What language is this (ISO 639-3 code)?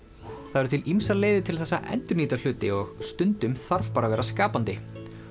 isl